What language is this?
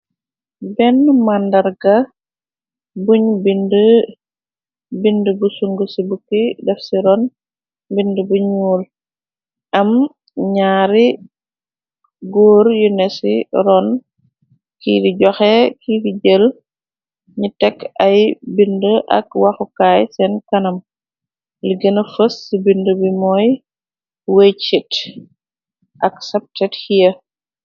Wolof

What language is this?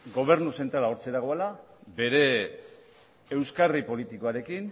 Basque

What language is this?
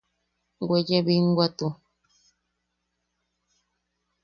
Yaqui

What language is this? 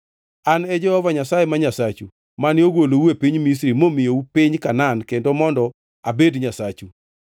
Luo (Kenya and Tanzania)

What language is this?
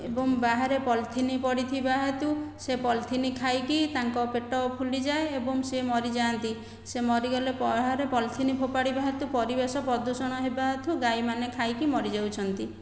Odia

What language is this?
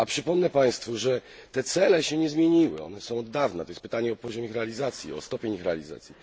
Polish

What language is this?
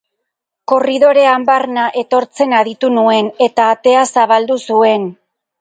Basque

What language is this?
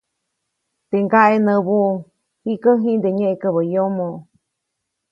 Copainalá Zoque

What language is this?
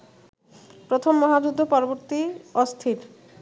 Bangla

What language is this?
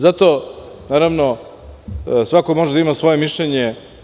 Serbian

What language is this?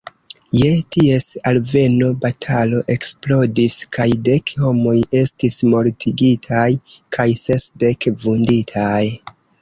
Esperanto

